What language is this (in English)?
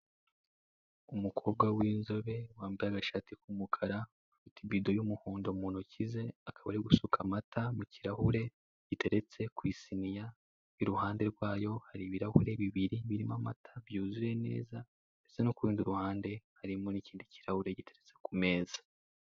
Kinyarwanda